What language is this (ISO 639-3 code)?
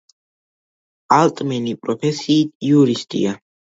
kat